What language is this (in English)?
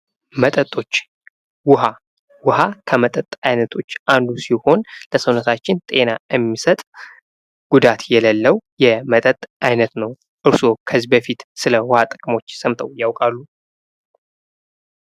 Amharic